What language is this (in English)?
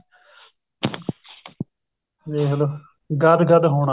Punjabi